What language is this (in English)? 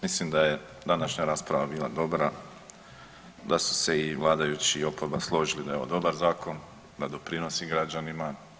Croatian